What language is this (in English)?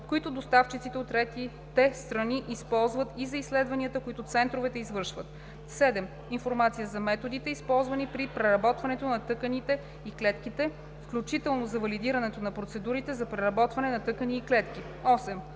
Bulgarian